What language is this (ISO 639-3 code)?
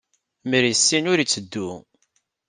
kab